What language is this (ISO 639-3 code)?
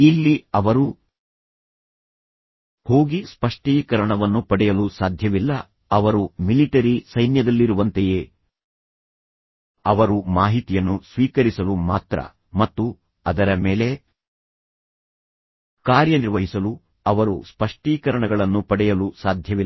kan